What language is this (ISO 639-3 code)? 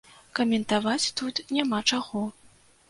bel